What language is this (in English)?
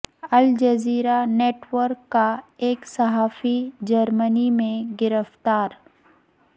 Urdu